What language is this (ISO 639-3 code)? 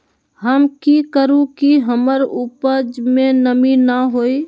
mag